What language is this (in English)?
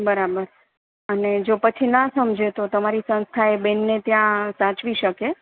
Gujarati